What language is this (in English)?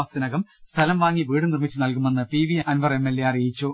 Malayalam